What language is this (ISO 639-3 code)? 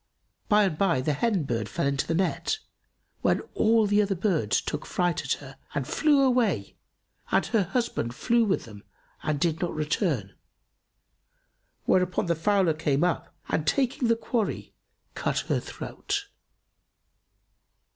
eng